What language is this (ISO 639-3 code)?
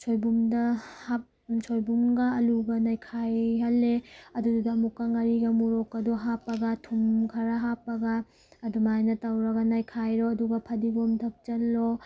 mni